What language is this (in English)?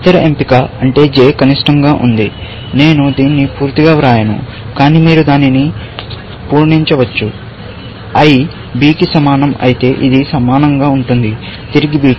Telugu